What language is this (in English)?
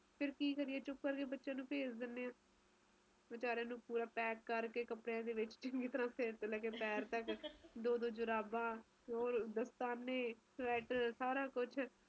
Punjabi